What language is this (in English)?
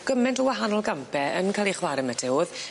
Welsh